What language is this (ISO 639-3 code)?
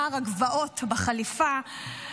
heb